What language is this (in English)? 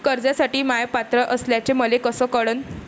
Marathi